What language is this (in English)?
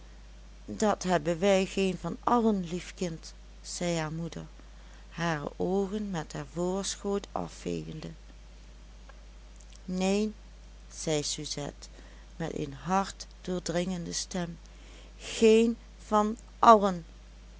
Dutch